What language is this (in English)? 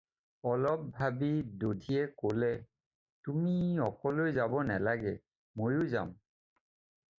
Assamese